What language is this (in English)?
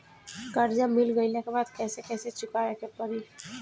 Bhojpuri